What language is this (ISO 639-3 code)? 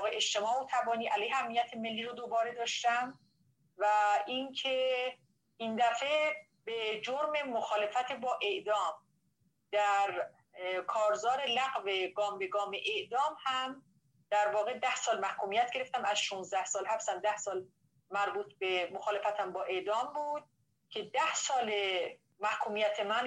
fas